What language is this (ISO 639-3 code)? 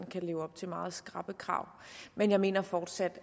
dan